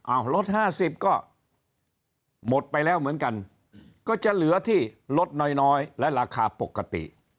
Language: Thai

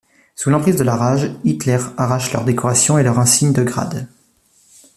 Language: French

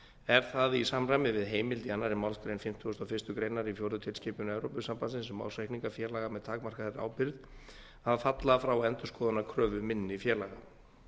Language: Icelandic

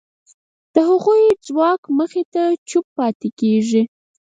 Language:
Pashto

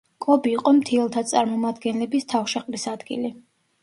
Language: Georgian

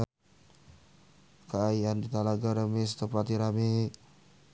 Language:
Sundanese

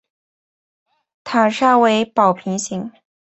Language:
Chinese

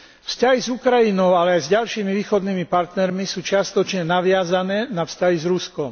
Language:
Slovak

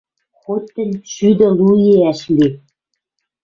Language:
Western Mari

